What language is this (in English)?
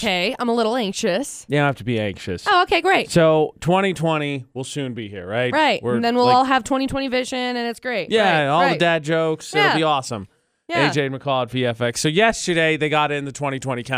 English